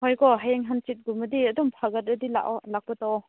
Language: Manipuri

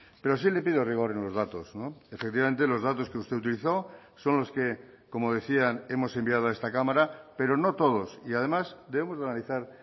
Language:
Spanish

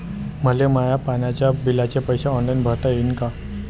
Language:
Marathi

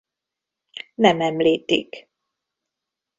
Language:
Hungarian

